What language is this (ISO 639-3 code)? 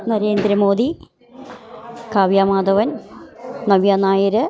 mal